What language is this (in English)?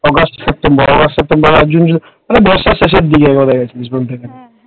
Bangla